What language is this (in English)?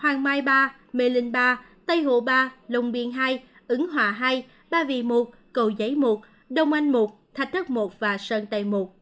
Vietnamese